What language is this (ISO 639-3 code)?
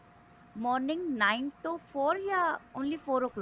pan